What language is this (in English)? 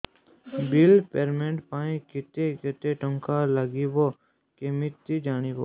Odia